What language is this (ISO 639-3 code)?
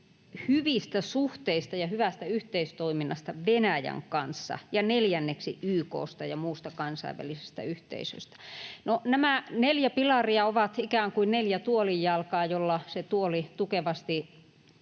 fin